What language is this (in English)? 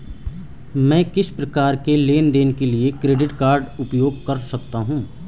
Hindi